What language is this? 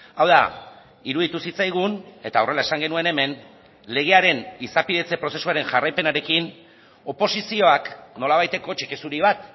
Basque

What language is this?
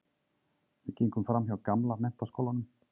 Icelandic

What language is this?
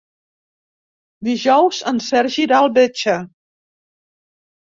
Catalan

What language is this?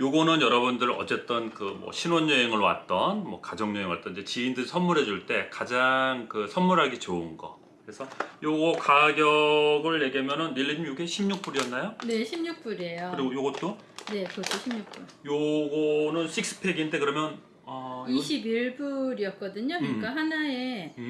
Korean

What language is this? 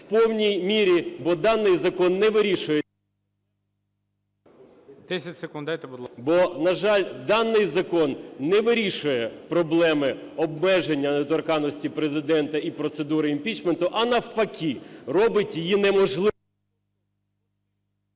Ukrainian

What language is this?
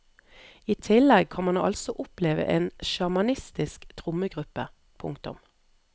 Norwegian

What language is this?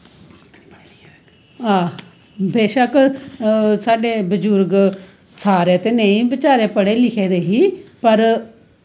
Dogri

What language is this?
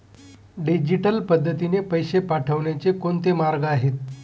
Marathi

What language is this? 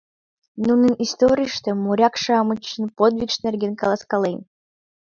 Mari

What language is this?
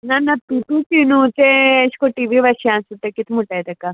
Konkani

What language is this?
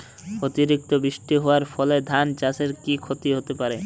Bangla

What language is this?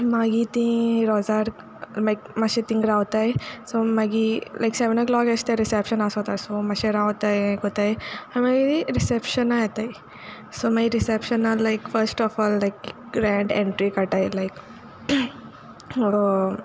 Konkani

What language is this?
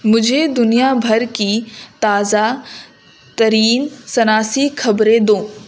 Urdu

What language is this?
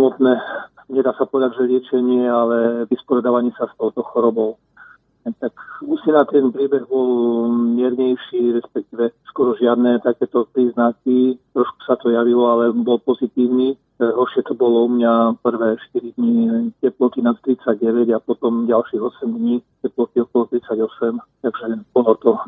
Slovak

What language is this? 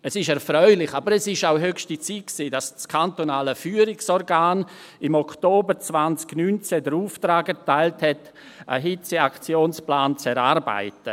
Swiss German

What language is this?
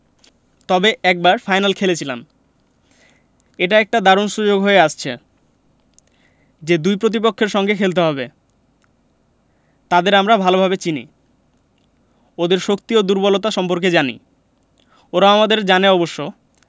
Bangla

